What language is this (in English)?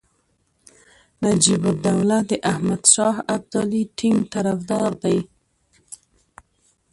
Pashto